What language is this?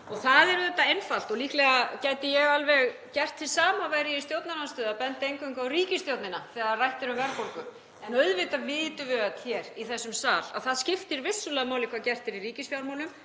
Icelandic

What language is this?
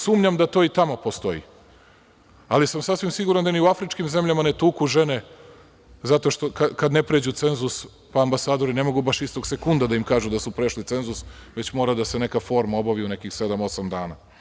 Serbian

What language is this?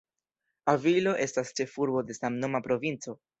Esperanto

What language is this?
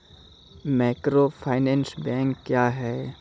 Maithili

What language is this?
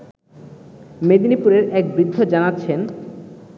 Bangla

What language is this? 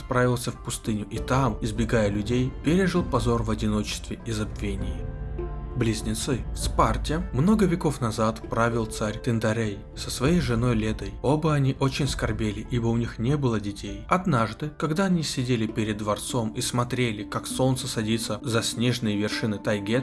Russian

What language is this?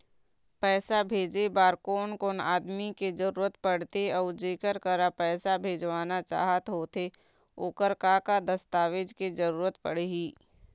Chhattisgarhi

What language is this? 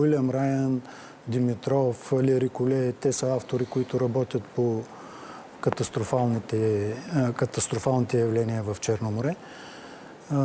Bulgarian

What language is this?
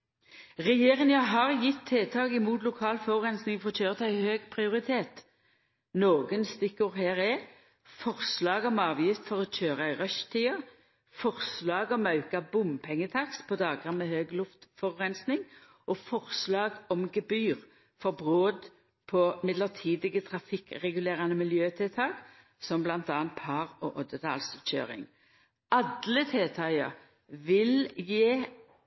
Norwegian Nynorsk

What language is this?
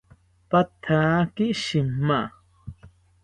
South Ucayali Ashéninka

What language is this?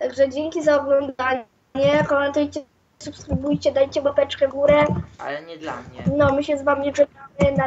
Polish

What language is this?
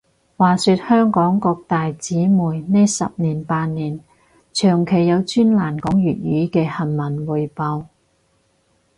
Cantonese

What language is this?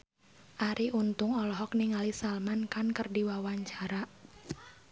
Sundanese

